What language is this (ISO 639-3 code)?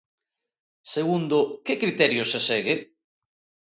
glg